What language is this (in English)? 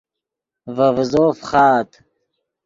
Yidgha